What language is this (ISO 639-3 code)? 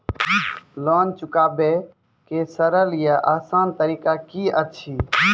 mai